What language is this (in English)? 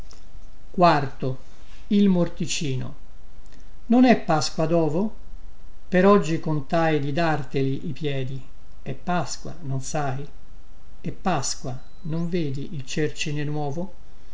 Italian